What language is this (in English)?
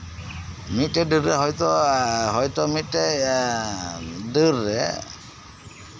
Santali